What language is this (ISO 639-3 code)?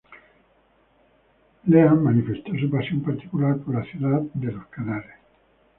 spa